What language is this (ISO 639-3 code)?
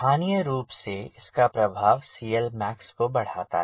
hin